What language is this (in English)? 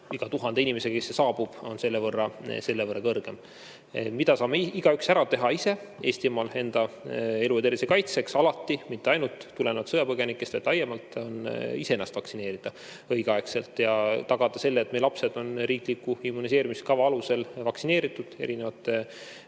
Estonian